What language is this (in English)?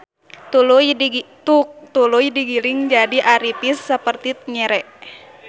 Sundanese